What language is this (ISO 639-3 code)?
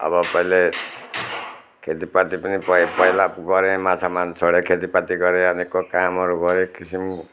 nep